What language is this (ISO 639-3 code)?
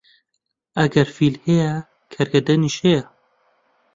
ckb